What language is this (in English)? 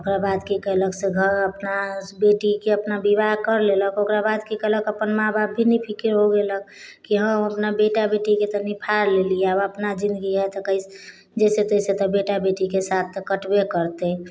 Maithili